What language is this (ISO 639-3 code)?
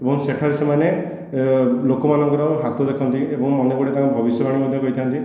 ori